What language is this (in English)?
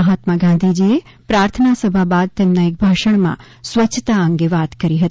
Gujarati